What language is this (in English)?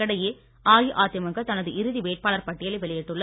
Tamil